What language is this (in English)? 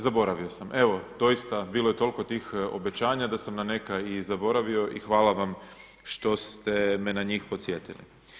Croatian